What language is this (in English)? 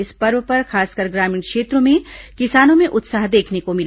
Hindi